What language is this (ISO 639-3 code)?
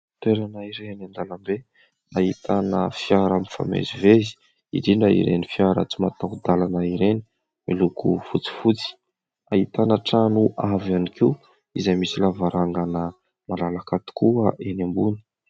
mlg